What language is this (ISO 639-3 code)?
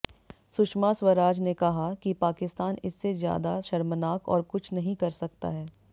hin